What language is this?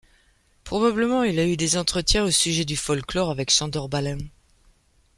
French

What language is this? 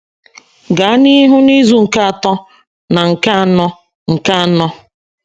Igbo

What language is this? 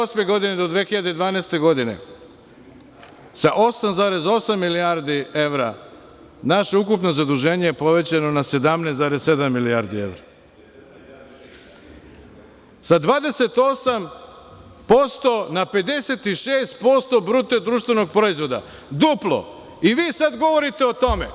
Serbian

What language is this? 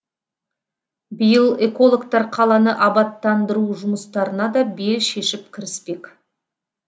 Kazakh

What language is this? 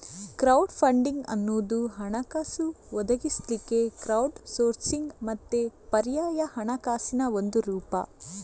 Kannada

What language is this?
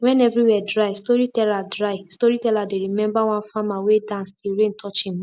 Nigerian Pidgin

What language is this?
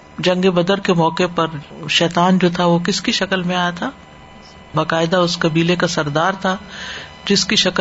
Urdu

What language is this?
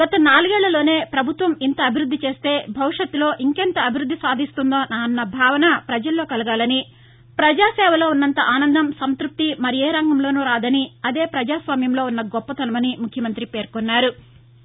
Telugu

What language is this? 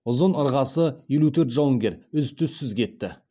Kazakh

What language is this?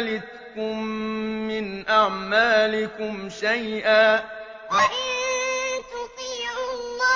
Arabic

